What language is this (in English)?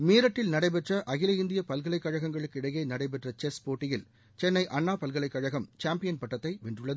Tamil